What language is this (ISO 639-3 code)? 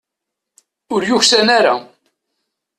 kab